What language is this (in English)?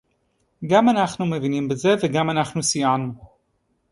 Hebrew